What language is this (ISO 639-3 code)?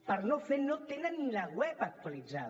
cat